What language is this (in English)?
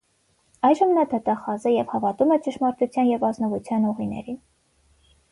Armenian